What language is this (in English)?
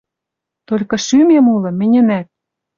Western Mari